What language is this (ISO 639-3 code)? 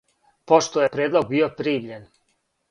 srp